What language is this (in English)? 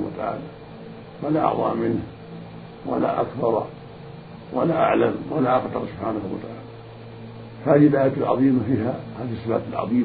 Arabic